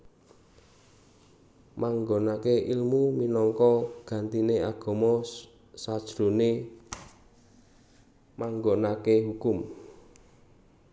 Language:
Javanese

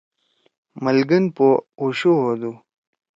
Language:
Torwali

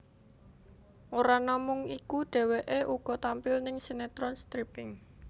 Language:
Javanese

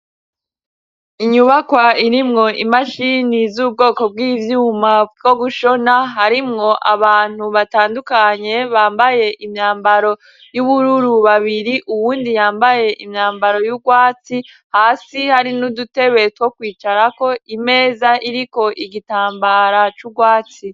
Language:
Rundi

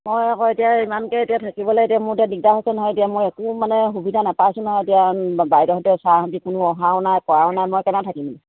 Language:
Assamese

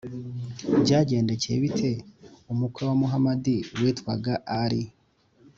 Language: Kinyarwanda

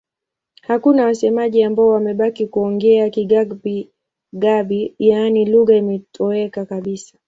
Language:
Swahili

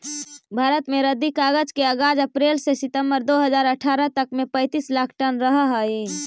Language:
Magahi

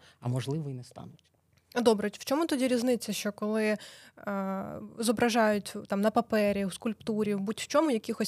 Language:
Ukrainian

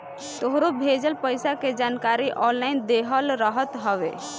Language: Bhojpuri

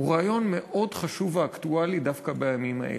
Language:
Hebrew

